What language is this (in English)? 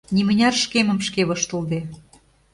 Mari